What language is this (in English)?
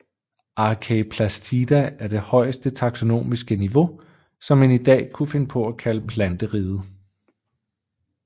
Danish